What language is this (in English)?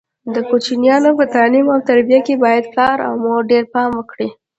Pashto